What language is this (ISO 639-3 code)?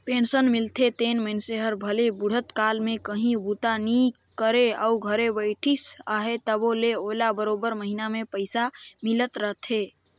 hne